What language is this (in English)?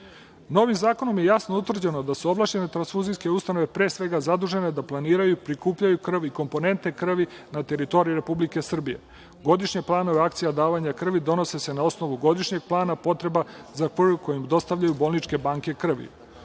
Serbian